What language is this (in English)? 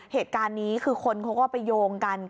Thai